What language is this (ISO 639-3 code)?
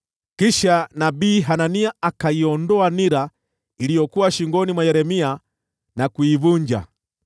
swa